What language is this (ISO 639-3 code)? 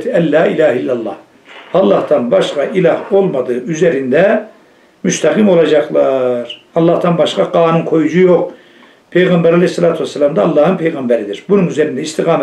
tur